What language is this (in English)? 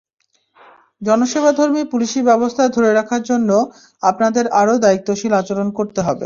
Bangla